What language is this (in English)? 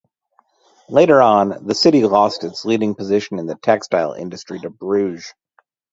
English